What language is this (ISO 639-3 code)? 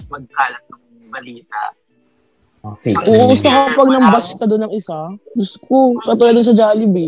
fil